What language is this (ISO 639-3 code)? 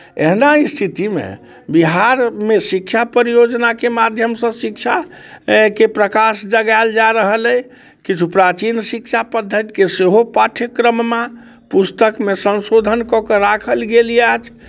mai